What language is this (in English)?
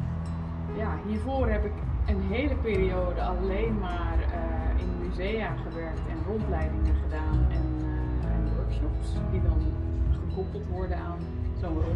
Dutch